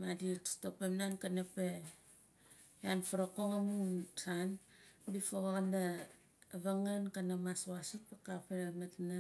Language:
Nalik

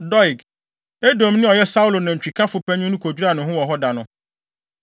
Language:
Akan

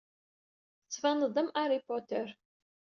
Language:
Kabyle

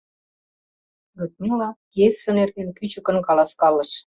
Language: Mari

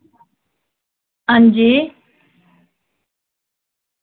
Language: Dogri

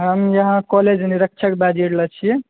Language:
Maithili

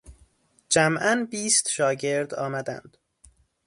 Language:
Persian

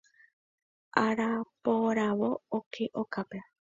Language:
Guarani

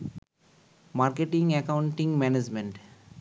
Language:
Bangla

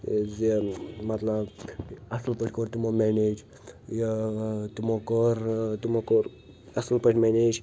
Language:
Kashmiri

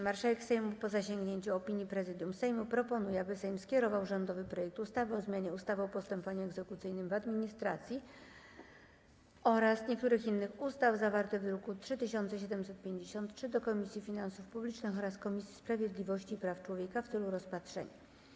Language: Polish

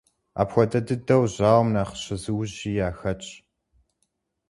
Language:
Kabardian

